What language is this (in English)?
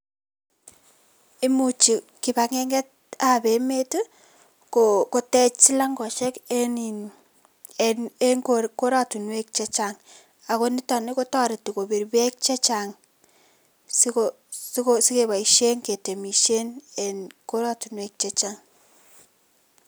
Kalenjin